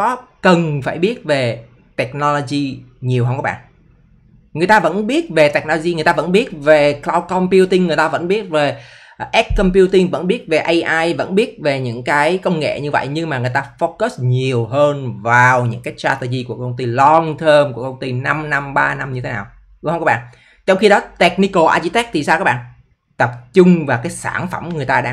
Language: Vietnamese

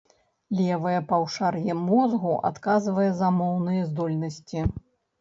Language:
Belarusian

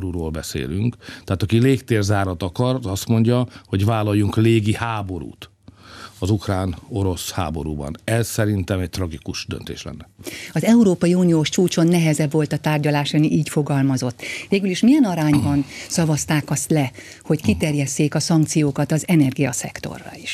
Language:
Hungarian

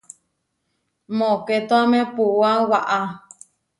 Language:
Huarijio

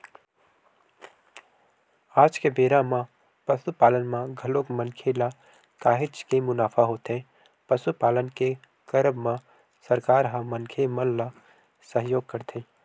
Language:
Chhattisgarhi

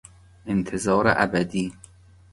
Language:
Persian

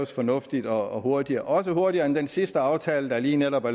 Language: Danish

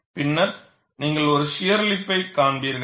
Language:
Tamil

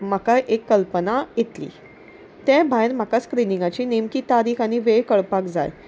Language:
Konkani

